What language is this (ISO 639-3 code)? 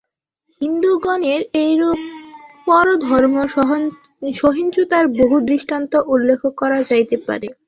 ben